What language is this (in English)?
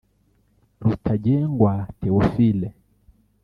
Kinyarwanda